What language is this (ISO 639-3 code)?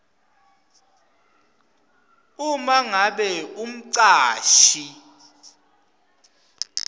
ssw